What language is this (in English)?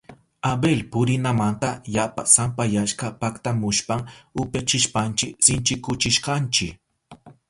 Southern Pastaza Quechua